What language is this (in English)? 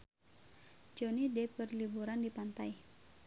Sundanese